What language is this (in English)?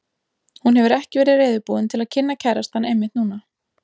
Icelandic